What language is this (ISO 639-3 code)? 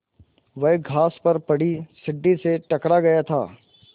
hin